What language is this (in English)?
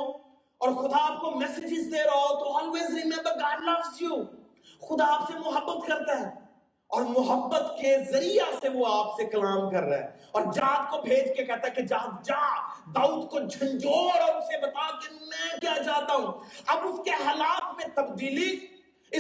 Urdu